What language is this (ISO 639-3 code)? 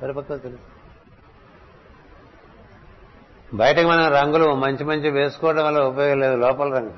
tel